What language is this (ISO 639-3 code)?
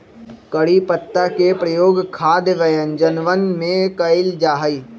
mag